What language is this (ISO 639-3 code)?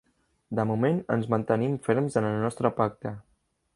cat